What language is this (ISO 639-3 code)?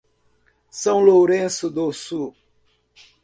por